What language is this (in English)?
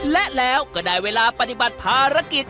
Thai